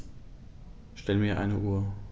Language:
German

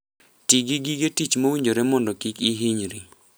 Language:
Luo (Kenya and Tanzania)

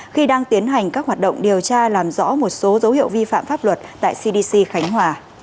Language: Vietnamese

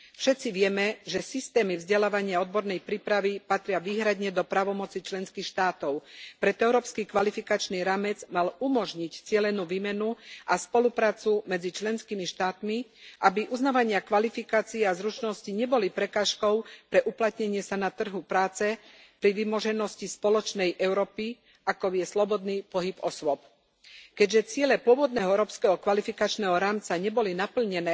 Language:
Slovak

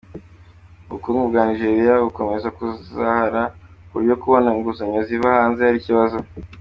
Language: Kinyarwanda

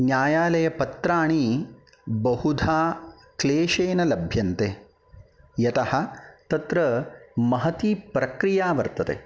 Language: Sanskrit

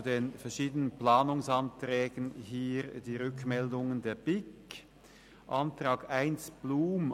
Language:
Swiss German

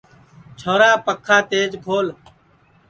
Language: Sansi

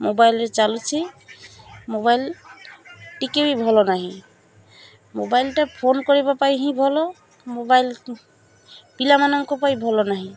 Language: Odia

